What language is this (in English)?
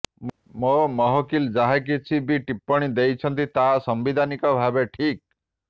Odia